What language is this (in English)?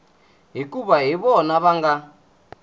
Tsonga